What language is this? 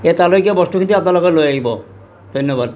Assamese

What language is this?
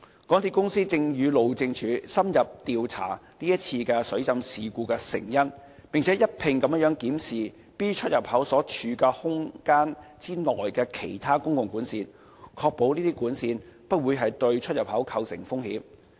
Cantonese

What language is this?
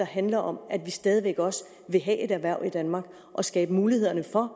Danish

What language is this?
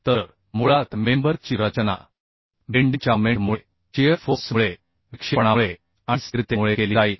Marathi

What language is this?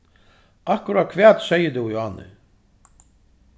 Faroese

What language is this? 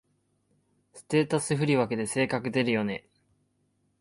Japanese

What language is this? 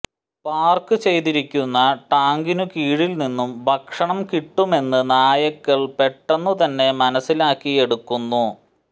Malayalam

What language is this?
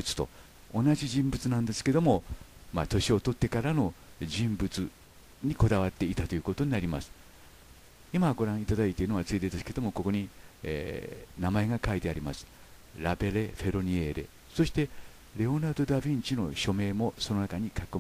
Japanese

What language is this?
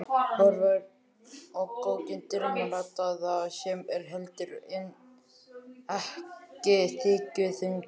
Icelandic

